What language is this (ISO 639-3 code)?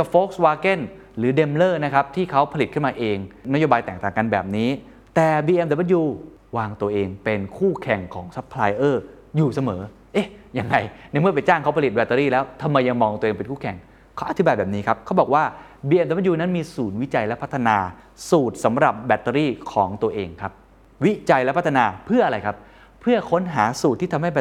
tha